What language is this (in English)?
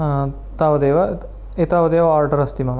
Sanskrit